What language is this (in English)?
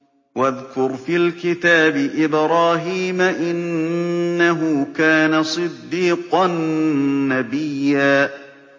Arabic